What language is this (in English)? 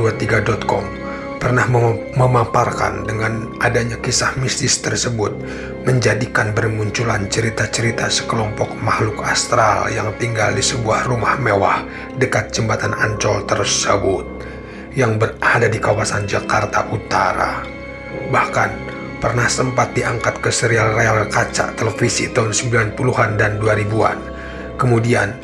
Indonesian